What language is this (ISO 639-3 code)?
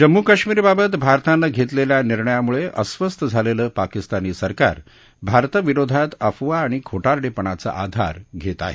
mar